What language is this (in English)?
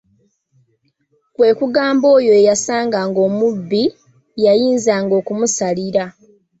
Ganda